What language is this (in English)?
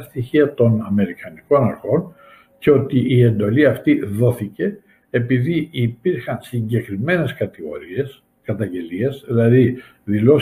Greek